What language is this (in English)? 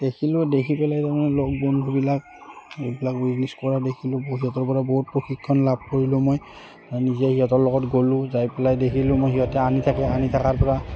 Assamese